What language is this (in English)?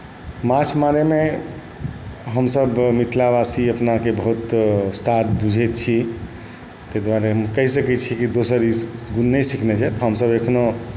Maithili